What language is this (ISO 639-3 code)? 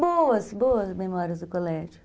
por